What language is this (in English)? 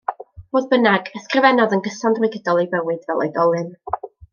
Welsh